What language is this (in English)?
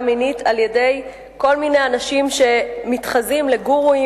Hebrew